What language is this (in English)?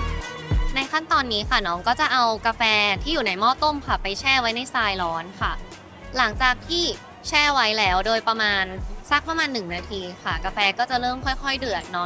Thai